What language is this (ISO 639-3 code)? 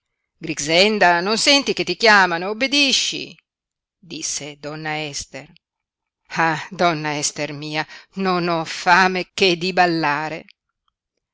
ita